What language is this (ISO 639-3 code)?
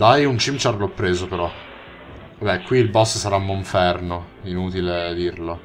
ita